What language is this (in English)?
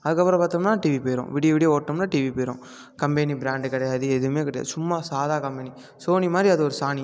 Tamil